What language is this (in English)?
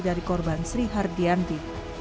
Indonesian